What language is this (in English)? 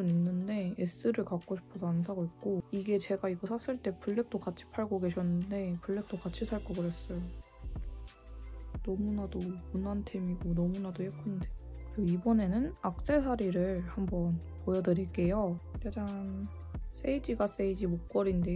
Korean